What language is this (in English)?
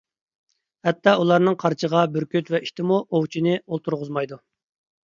Uyghur